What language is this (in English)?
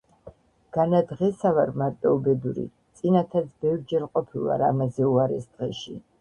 Georgian